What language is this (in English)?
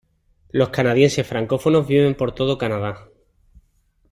Spanish